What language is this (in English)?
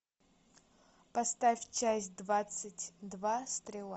Russian